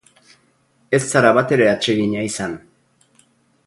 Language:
Basque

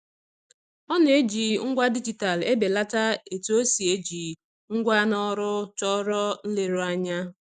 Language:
Igbo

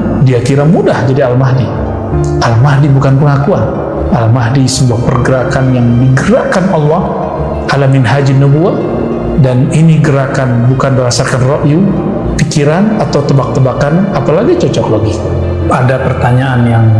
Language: Indonesian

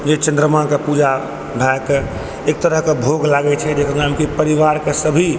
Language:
Maithili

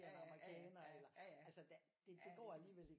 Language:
Danish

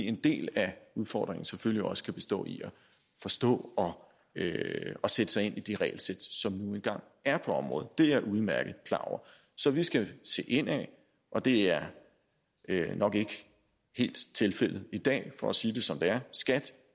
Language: Danish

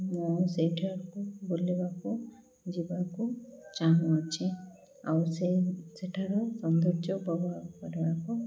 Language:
Odia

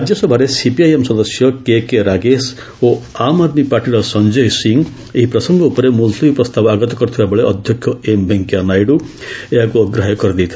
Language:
Odia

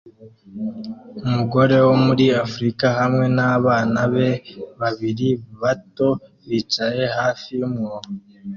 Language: Kinyarwanda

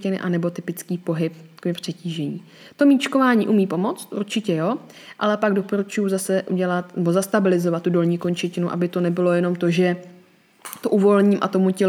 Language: Czech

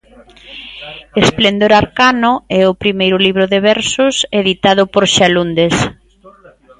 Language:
Galician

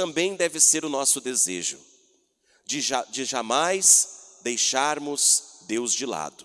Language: Portuguese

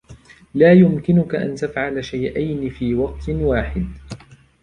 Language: Arabic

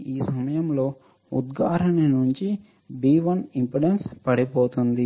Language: Telugu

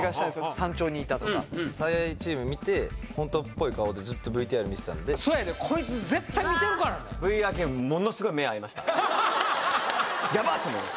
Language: Japanese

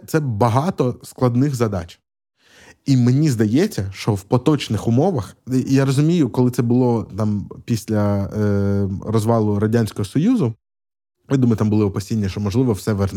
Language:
Ukrainian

